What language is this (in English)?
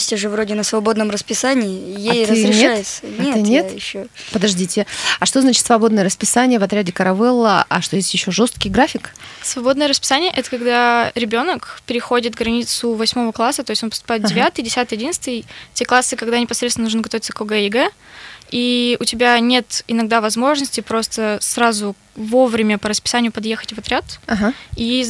Russian